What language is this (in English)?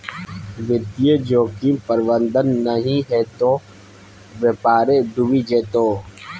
Maithili